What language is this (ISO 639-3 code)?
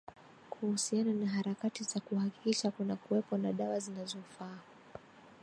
swa